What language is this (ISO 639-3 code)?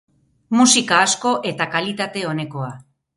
eus